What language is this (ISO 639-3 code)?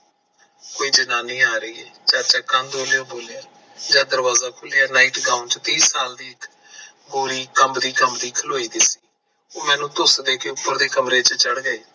pan